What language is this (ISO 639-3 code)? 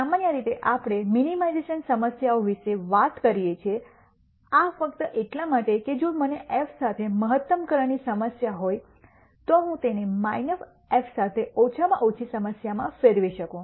guj